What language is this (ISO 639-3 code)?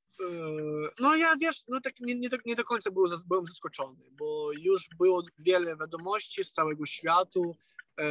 pol